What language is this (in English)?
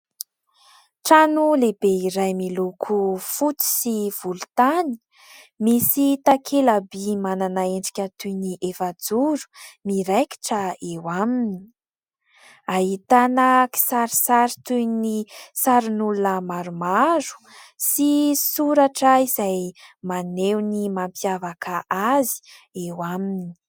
Malagasy